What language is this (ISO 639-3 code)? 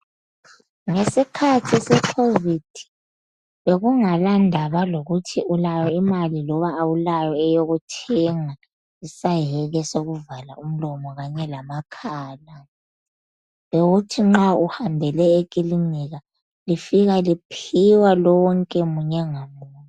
nde